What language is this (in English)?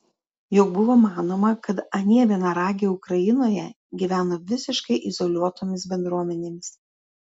Lithuanian